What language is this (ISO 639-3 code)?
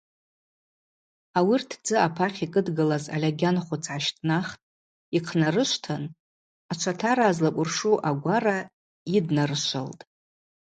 abq